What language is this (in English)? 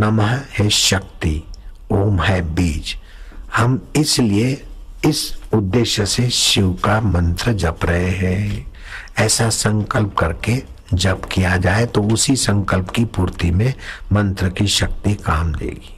Hindi